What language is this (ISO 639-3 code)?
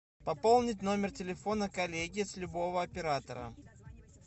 rus